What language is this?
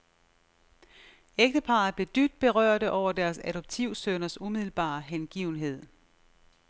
Danish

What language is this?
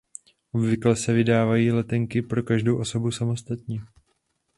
Czech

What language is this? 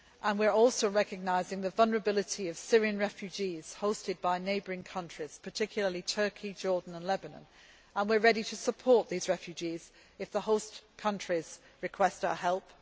English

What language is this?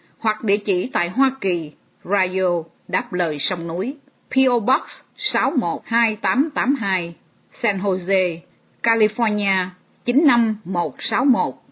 Vietnamese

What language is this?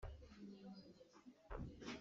Hakha Chin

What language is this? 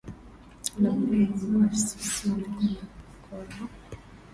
Swahili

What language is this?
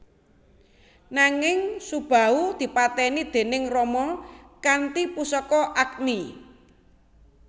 Javanese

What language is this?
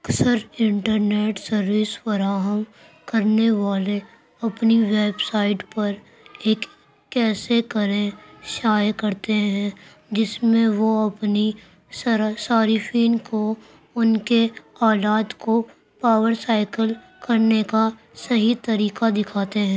Urdu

